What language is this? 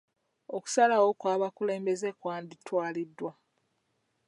Ganda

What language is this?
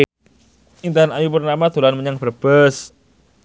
Javanese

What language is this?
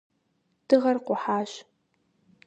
Kabardian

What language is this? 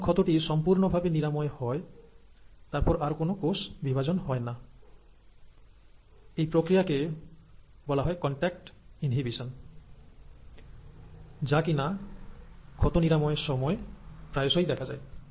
Bangla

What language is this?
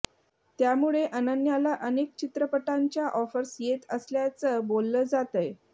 Marathi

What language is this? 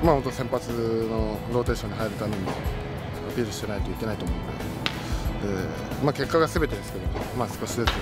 Japanese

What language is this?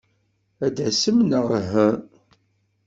Kabyle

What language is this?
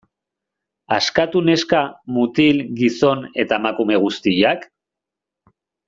Basque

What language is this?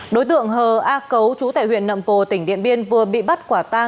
Vietnamese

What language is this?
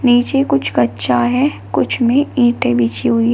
Hindi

